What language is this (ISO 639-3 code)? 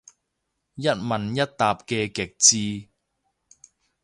yue